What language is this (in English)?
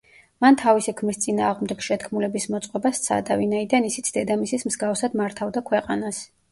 Georgian